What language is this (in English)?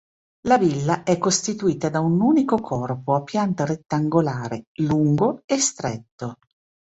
Italian